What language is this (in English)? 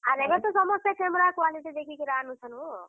Odia